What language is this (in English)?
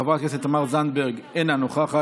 Hebrew